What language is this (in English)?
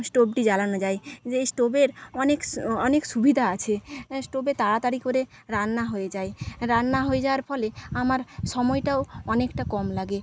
Bangla